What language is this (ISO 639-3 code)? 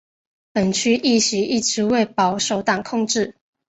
zho